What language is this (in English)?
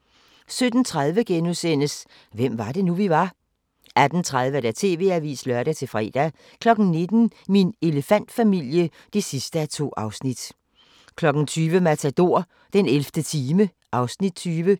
Danish